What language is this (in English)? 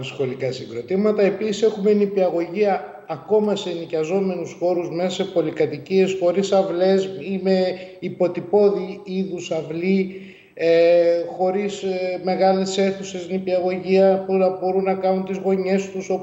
Greek